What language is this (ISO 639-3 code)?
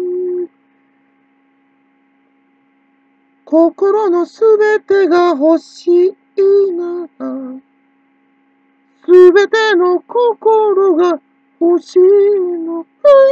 jpn